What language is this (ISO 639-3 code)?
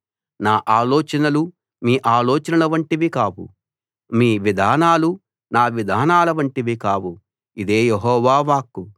tel